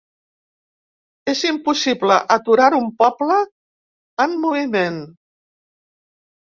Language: Catalan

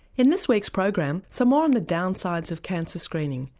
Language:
English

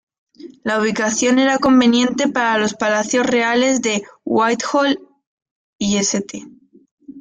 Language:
Spanish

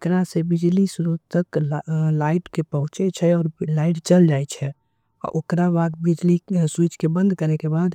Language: Angika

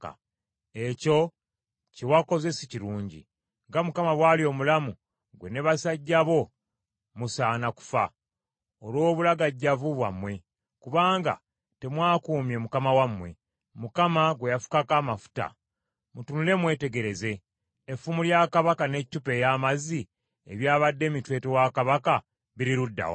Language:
Ganda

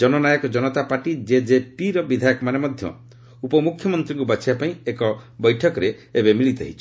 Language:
Odia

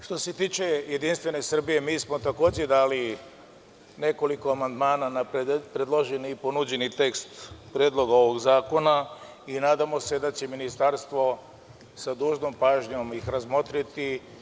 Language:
Serbian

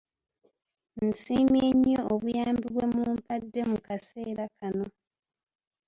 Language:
Ganda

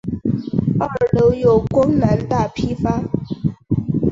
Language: Chinese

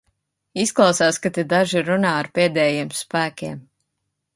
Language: Latvian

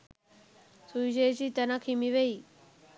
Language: Sinhala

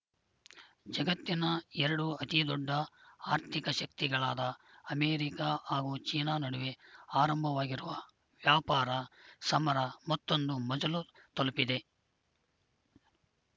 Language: Kannada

